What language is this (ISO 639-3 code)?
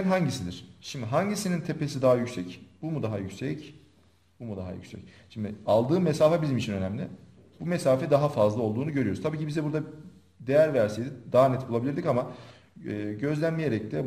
tur